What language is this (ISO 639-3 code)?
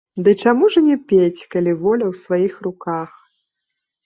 bel